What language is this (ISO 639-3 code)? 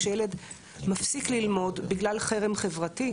heb